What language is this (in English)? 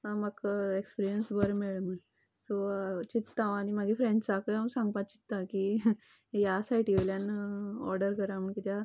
Konkani